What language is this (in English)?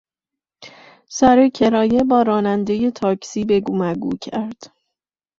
Persian